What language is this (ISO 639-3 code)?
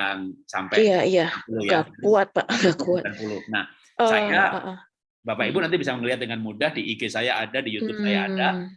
ind